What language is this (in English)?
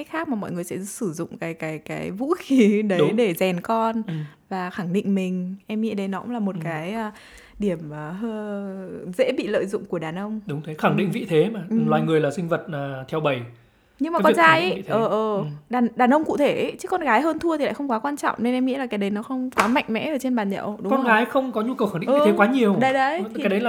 Vietnamese